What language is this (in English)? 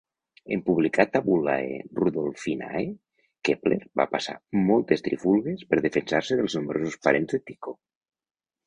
Catalan